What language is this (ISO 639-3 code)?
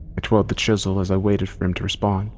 eng